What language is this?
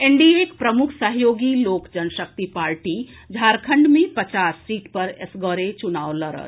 Maithili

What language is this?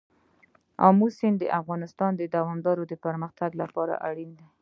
Pashto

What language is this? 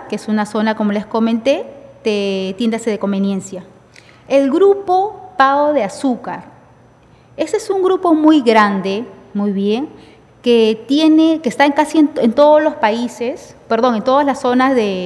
Spanish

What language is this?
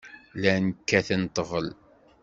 Kabyle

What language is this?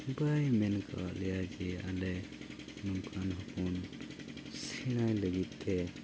Santali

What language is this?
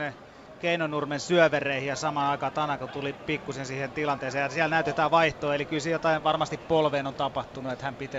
Finnish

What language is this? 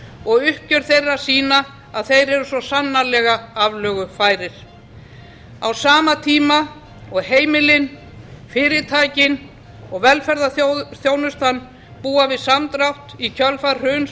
Icelandic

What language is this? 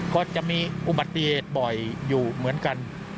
Thai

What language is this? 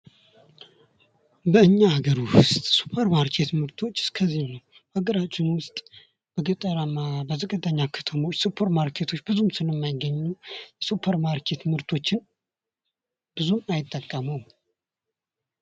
Amharic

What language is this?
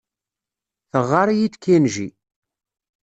Kabyle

